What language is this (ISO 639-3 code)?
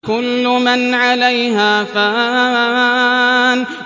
ara